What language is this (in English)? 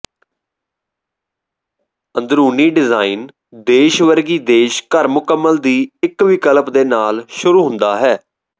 Punjabi